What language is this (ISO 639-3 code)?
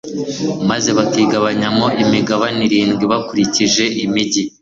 kin